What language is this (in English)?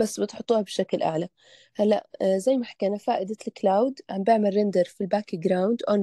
Arabic